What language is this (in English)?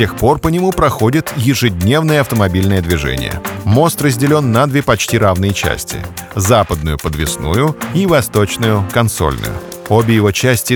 Russian